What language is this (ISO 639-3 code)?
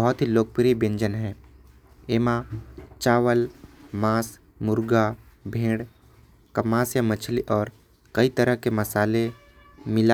kfp